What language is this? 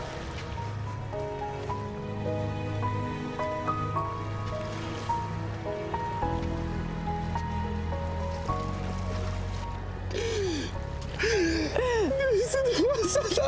Turkish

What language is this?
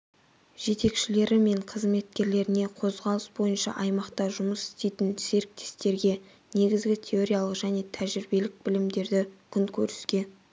Kazakh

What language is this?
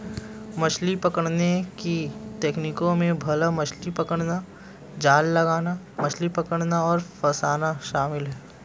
Hindi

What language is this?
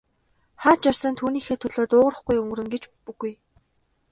Mongolian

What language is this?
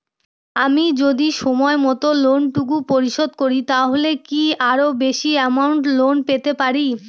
Bangla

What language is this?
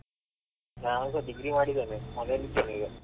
Kannada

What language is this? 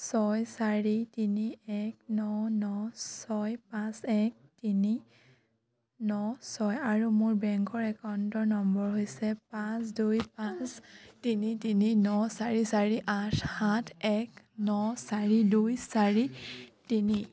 Assamese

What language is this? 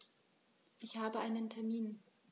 German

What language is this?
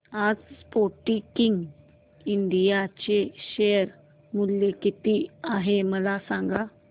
Marathi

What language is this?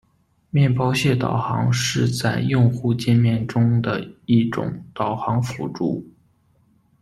Chinese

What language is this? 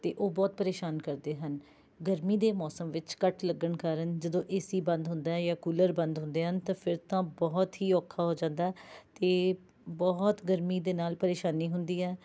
Punjabi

